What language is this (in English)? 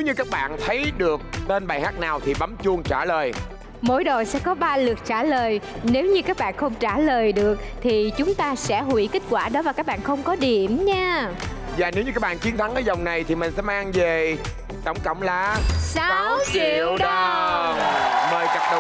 Vietnamese